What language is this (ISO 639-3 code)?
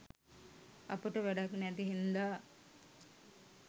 sin